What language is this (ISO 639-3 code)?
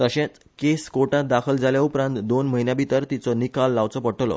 kok